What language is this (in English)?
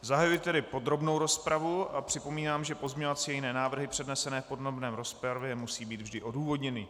Czech